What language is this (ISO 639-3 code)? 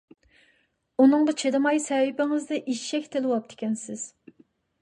uig